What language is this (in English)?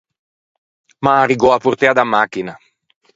Ligurian